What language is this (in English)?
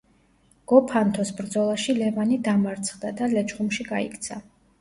Georgian